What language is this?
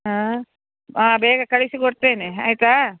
Kannada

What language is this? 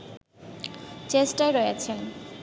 Bangla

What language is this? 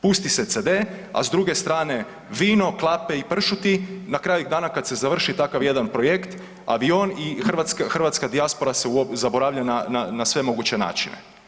Croatian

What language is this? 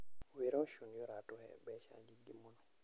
Kikuyu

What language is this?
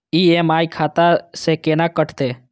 Maithili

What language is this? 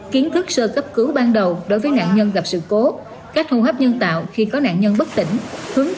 Vietnamese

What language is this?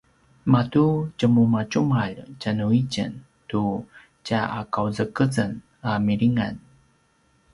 Paiwan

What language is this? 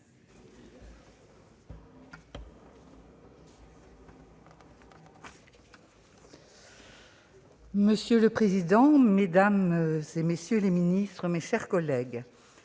French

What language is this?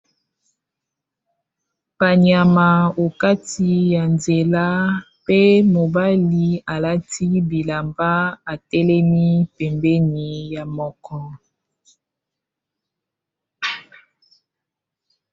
Lingala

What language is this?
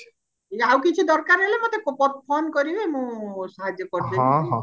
Odia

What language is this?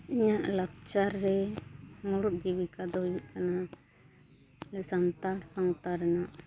Santali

